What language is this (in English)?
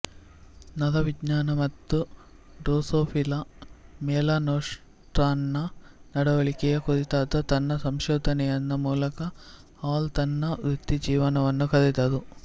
Kannada